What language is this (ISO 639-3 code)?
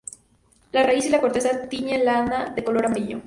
spa